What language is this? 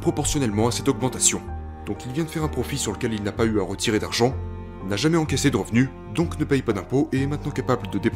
French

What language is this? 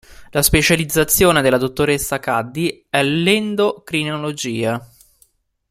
Italian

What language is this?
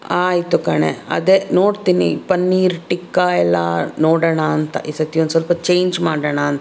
Kannada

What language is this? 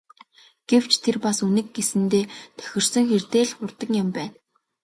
Mongolian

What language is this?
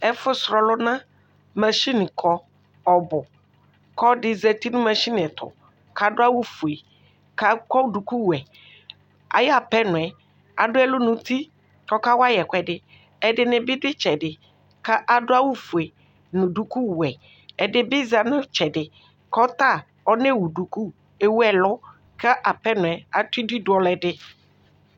Ikposo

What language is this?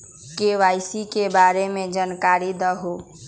Magahi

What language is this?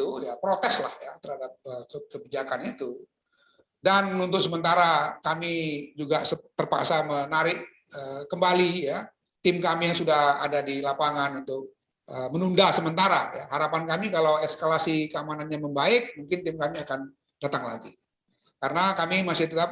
Indonesian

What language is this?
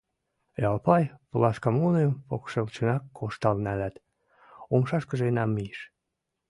Mari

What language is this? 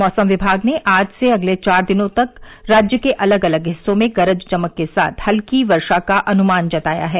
Hindi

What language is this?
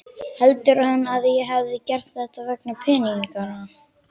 Icelandic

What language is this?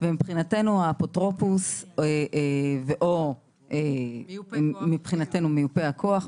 Hebrew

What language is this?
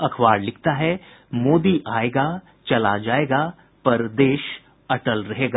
Hindi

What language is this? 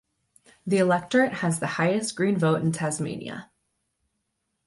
English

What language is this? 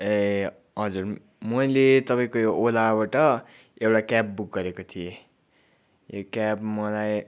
Nepali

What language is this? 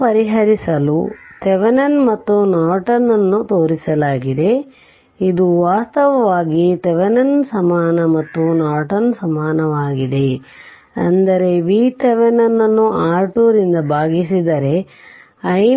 Kannada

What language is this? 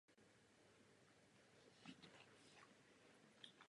Czech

